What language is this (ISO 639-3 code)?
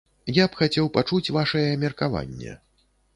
bel